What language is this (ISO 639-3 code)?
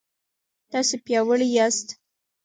pus